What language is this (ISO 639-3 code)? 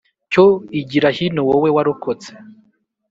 kin